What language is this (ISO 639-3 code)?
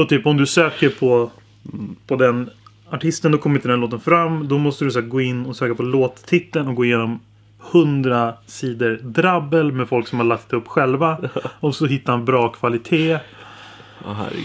swe